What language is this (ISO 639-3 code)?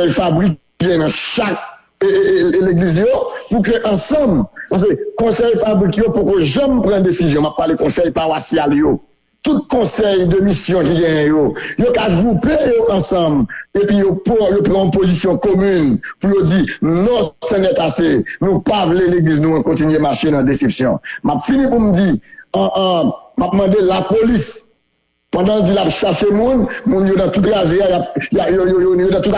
fra